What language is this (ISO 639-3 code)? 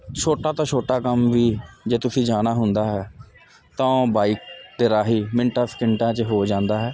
pan